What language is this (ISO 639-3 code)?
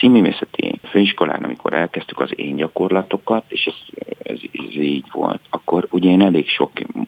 hun